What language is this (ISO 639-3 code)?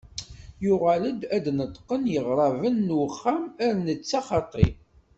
kab